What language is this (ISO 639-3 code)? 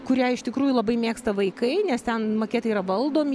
lit